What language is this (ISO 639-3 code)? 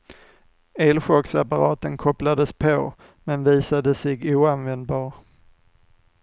swe